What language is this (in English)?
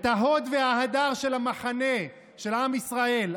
Hebrew